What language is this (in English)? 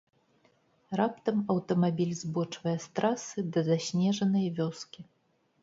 Belarusian